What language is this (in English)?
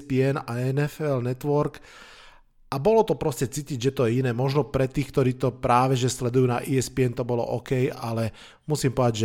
Slovak